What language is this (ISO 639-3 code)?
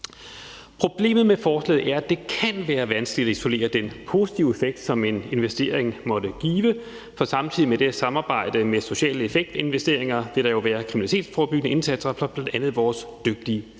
dan